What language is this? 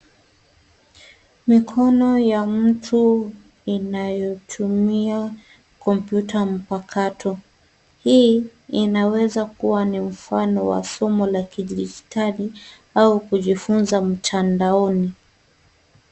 Swahili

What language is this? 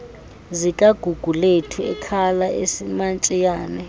Xhosa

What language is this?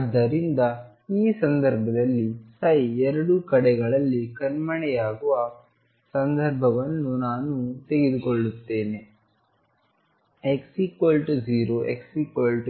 Kannada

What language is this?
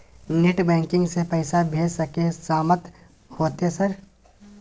Maithili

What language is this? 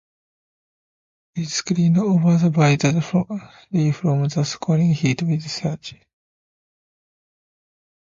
English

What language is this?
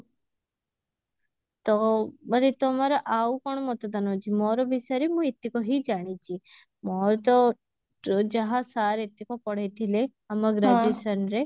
Odia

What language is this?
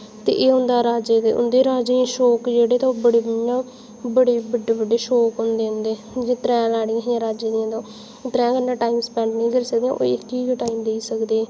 Dogri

